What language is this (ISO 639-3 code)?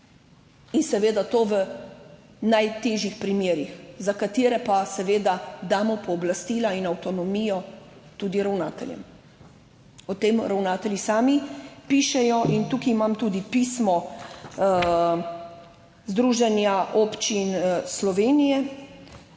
slv